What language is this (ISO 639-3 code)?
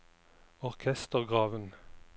nor